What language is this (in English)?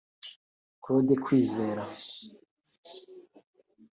Kinyarwanda